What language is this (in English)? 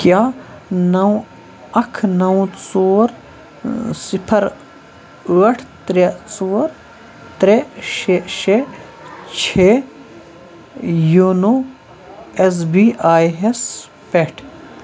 Kashmiri